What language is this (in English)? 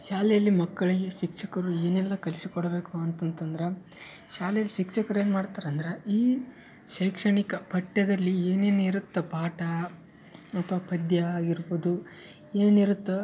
Kannada